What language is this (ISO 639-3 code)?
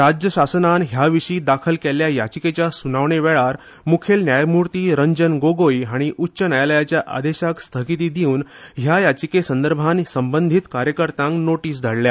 kok